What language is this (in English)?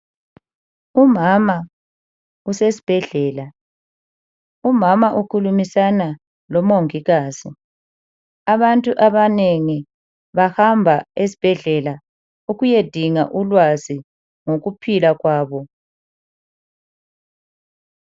North Ndebele